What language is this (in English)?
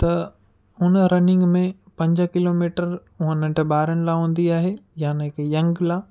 Sindhi